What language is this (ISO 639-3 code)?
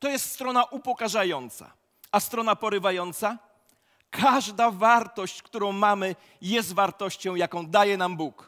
pol